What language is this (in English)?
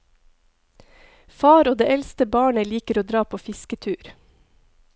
Norwegian